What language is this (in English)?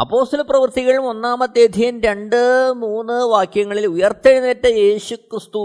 Malayalam